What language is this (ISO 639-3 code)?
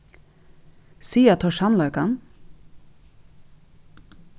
fao